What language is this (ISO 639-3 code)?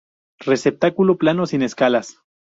spa